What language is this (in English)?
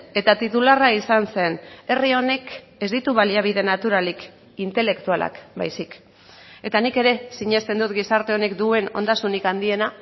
Basque